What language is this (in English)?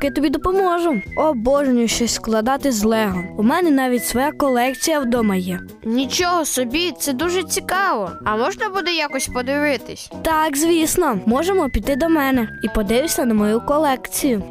Ukrainian